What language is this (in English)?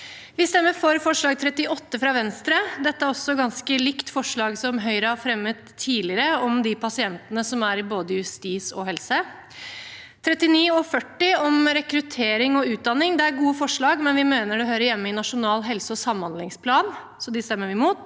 Norwegian